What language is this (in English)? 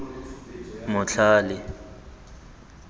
Tswana